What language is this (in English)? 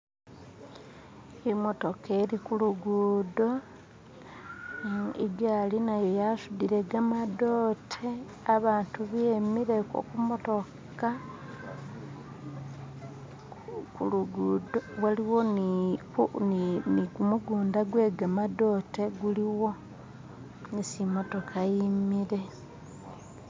Masaaba